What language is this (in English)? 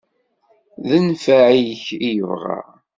Kabyle